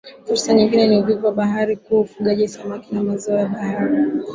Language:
Swahili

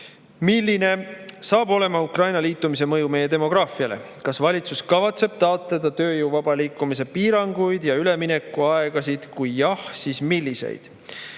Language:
Estonian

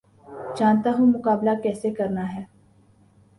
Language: Urdu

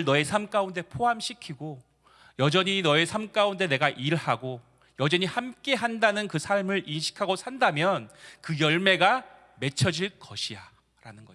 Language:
Korean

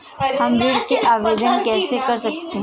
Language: Hindi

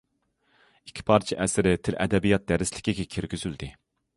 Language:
Uyghur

